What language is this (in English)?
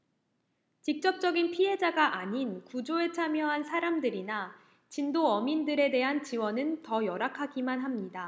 Korean